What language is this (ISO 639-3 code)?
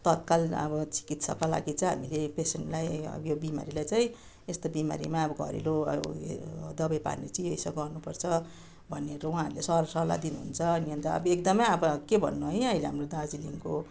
nep